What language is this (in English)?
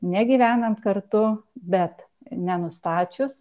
Lithuanian